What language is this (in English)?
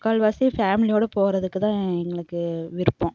Tamil